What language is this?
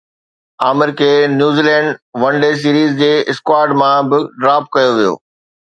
Sindhi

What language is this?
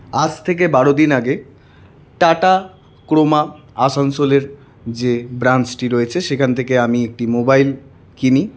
Bangla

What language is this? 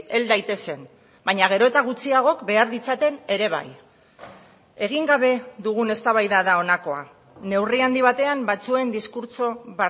Basque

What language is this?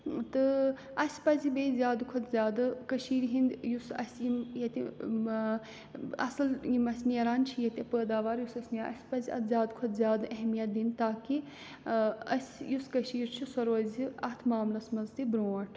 Kashmiri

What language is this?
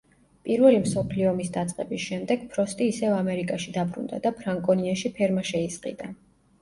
Georgian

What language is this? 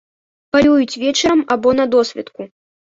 Belarusian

